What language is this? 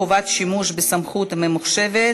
Hebrew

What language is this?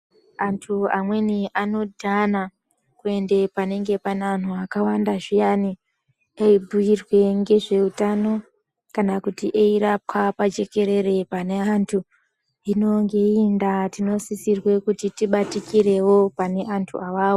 Ndau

